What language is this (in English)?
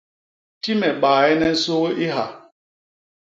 Basaa